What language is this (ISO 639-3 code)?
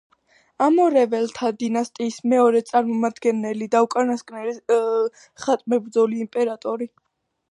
kat